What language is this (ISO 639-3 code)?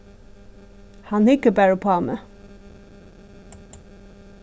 fao